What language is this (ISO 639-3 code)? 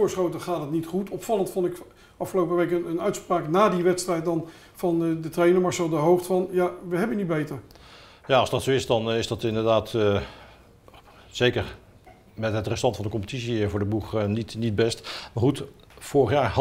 nld